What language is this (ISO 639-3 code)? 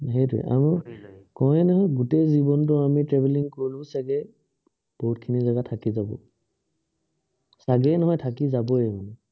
asm